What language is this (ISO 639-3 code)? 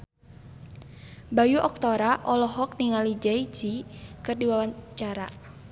sun